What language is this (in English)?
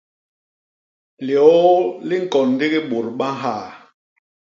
Basaa